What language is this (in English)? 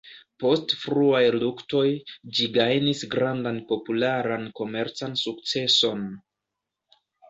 Esperanto